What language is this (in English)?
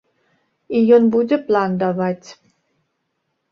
Belarusian